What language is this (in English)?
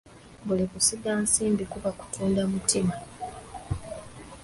Ganda